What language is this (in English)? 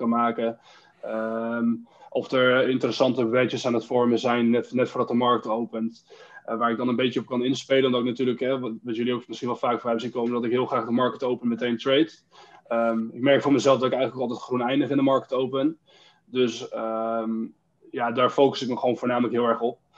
Dutch